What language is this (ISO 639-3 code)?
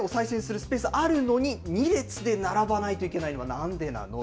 jpn